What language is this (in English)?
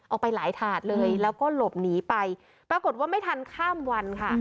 Thai